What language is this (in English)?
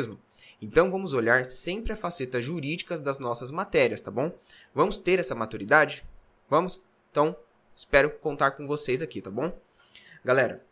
Portuguese